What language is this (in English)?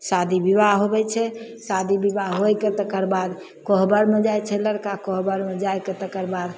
Maithili